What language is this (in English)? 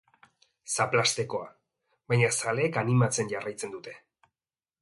Basque